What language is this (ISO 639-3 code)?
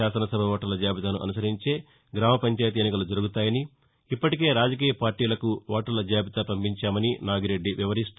tel